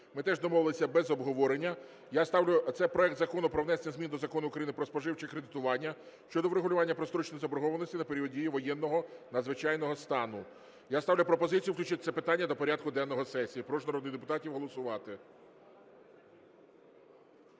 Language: Ukrainian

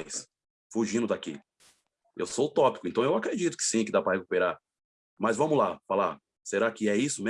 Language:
Portuguese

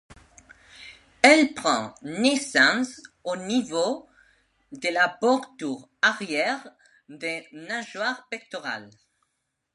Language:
French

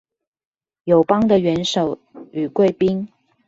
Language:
Chinese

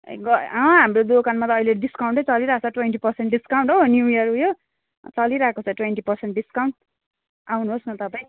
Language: Nepali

